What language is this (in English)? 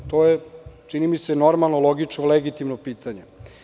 Serbian